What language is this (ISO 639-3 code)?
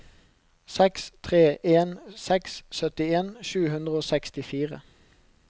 nor